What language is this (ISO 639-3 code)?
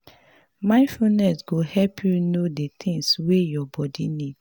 pcm